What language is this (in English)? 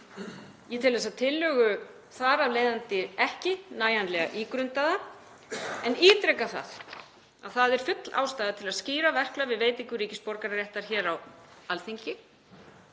Icelandic